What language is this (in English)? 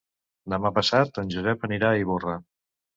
Catalan